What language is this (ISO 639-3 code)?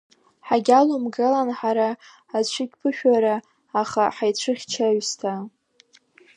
abk